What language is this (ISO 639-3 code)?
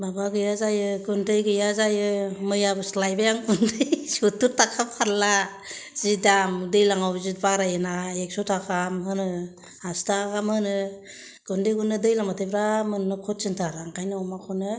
brx